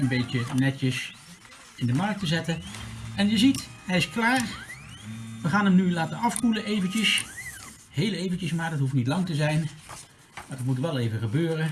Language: Dutch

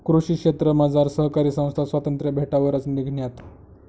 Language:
Marathi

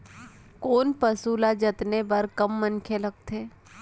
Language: Chhattisgarhi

